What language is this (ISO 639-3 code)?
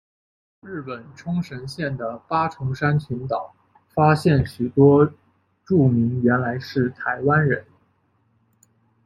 zho